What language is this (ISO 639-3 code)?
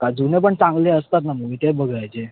mar